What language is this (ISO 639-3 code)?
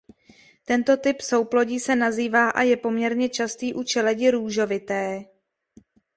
ces